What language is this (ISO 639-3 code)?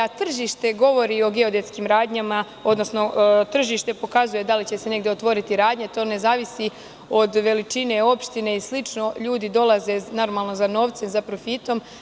srp